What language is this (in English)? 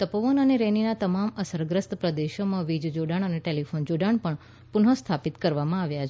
Gujarati